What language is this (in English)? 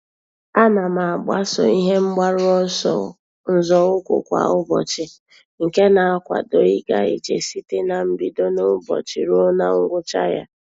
Igbo